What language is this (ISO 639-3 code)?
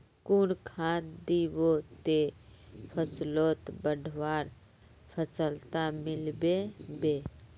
mag